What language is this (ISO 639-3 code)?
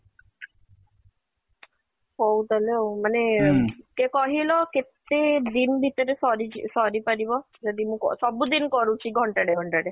ori